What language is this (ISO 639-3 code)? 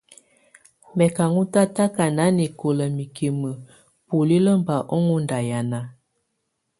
tvu